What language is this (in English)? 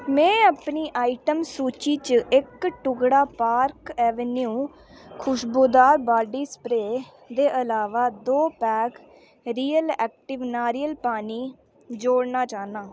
Dogri